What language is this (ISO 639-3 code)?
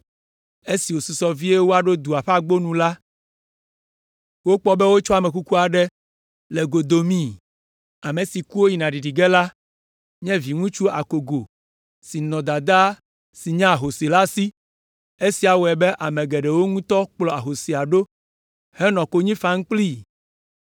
ewe